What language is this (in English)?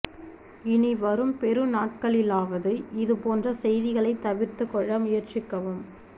Tamil